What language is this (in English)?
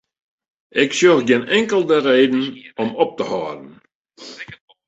Western Frisian